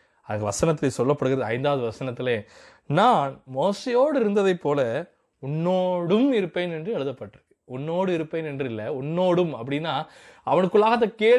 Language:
Tamil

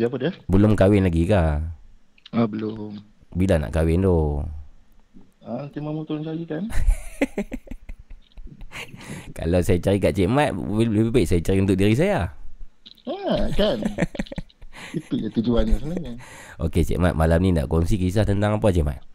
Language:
Malay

